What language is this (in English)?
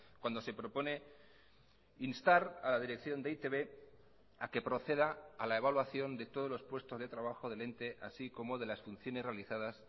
Spanish